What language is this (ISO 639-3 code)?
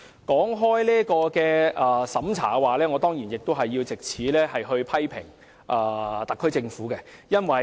yue